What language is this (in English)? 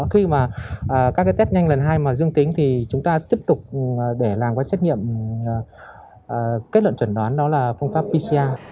Vietnamese